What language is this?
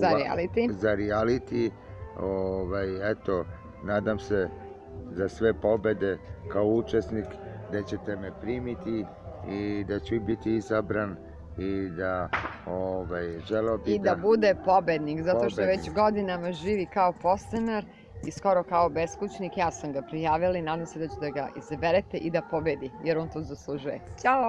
Serbian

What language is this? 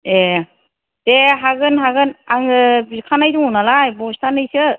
Bodo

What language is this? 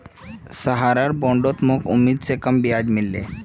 Magahi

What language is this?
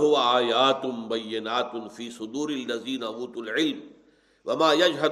Urdu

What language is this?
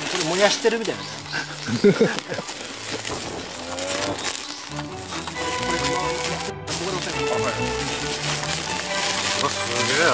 Japanese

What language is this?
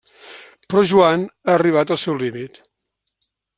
Catalan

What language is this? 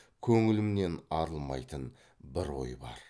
Kazakh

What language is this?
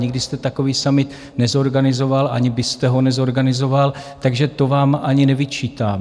Czech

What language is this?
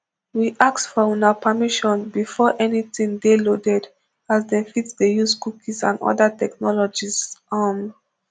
Nigerian Pidgin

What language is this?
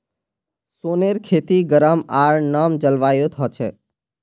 Magahi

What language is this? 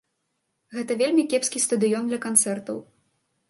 Belarusian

